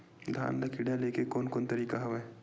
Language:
Chhattisgarhi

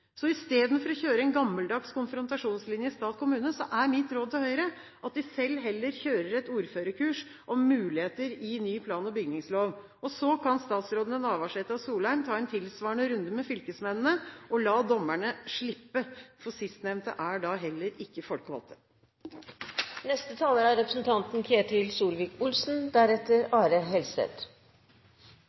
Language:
Norwegian Bokmål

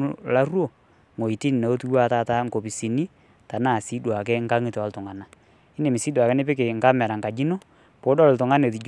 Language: Masai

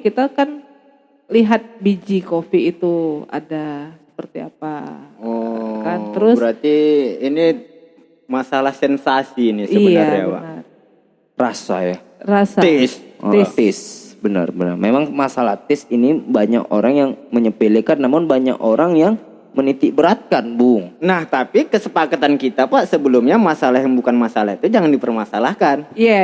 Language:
Indonesian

